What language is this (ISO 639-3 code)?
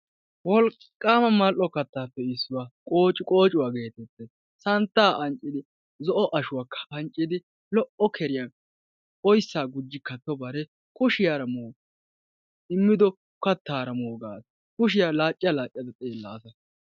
wal